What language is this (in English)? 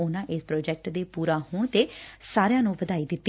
Punjabi